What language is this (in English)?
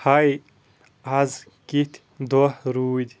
Kashmiri